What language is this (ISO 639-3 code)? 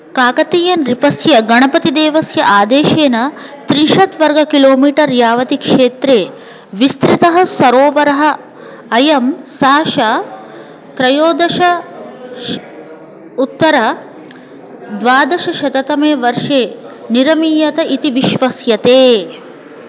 san